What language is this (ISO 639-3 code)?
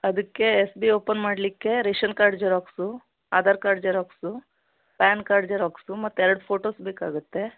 kan